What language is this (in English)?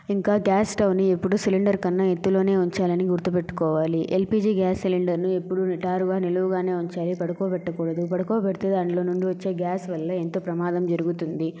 Telugu